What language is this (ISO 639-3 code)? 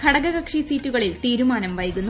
mal